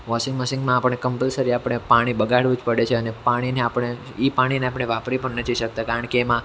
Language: Gujarati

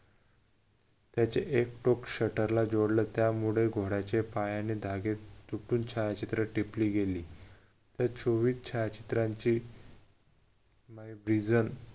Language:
Marathi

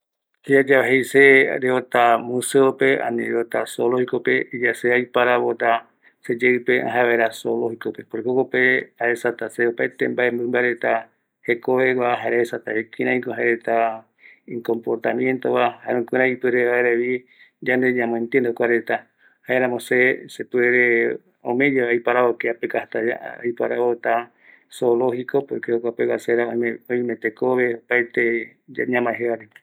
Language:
Eastern Bolivian Guaraní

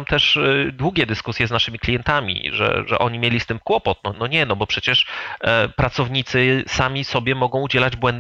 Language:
Polish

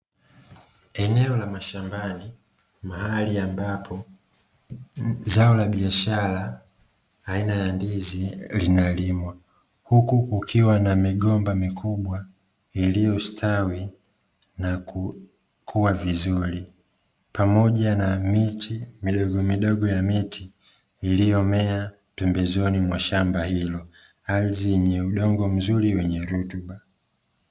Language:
Swahili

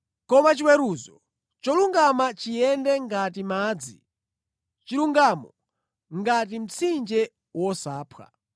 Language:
Nyanja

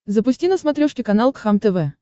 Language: Russian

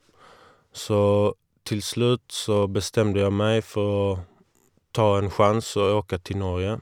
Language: Norwegian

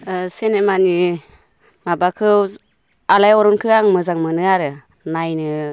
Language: Bodo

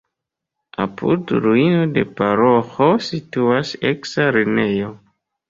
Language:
Esperanto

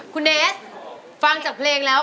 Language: Thai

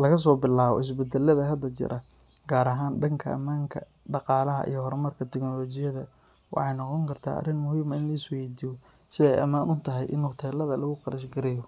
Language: Somali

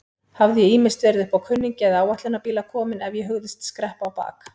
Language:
Icelandic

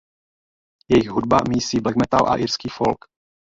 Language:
Czech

